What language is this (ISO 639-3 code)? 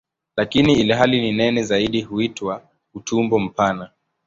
swa